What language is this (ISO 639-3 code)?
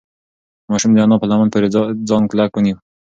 pus